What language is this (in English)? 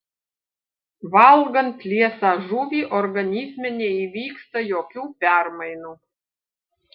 Lithuanian